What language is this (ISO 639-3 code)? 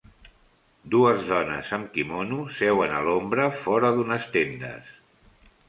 cat